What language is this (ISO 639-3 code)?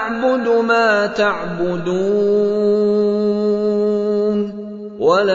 ara